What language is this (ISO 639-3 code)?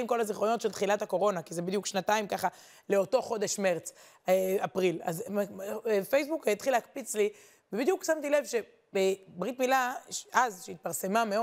heb